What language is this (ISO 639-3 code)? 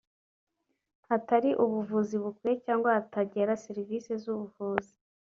kin